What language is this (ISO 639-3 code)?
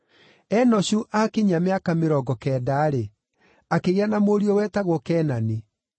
kik